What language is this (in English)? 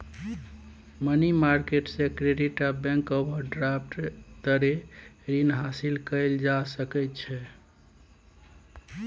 Maithili